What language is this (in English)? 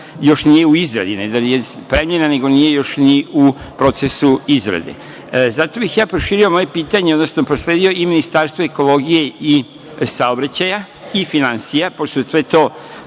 Serbian